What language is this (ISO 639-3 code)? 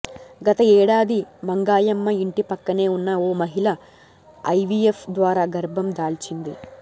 tel